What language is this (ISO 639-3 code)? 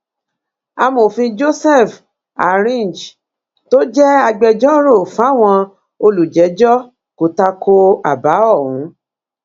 yor